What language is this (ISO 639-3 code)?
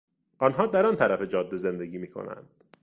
fas